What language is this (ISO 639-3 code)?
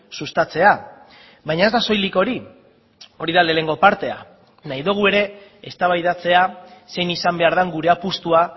eus